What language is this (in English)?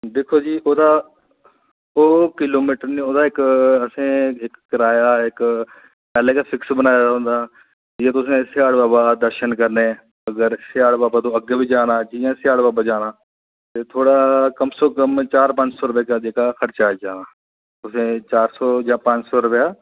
Dogri